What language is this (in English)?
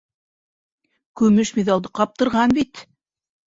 Bashkir